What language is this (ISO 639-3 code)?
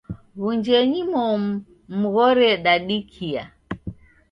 dav